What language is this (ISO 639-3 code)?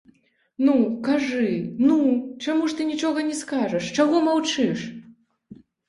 bel